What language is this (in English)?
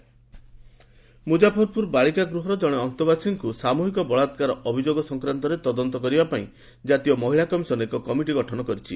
Odia